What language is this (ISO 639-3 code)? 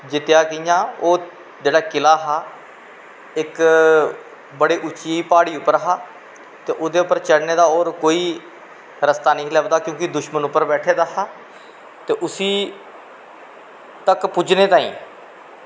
doi